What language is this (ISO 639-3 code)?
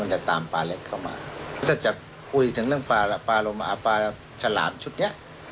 tha